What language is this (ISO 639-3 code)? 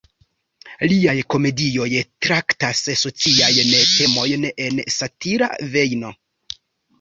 epo